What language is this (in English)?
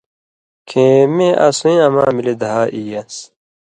Indus Kohistani